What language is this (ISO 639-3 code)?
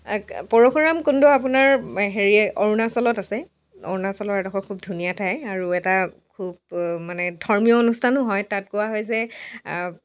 asm